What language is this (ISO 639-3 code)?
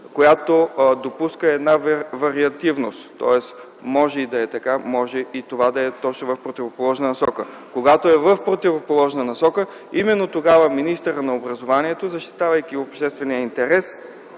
bul